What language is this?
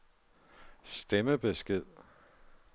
Danish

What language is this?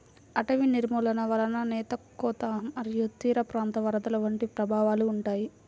Telugu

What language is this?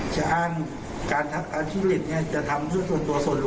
Thai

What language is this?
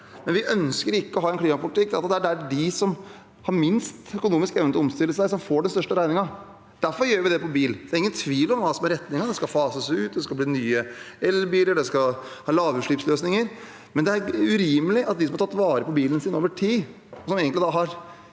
Norwegian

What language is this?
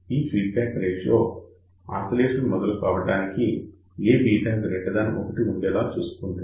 Telugu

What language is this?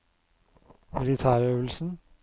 Norwegian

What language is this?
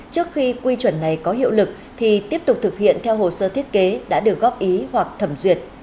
Vietnamese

